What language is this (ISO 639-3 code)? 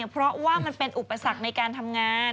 tha